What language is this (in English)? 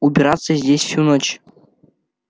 Russian